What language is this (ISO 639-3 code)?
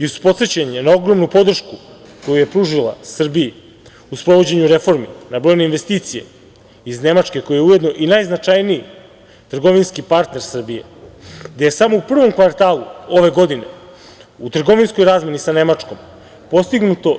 srp